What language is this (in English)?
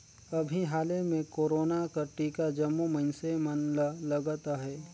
Chhattisgarhi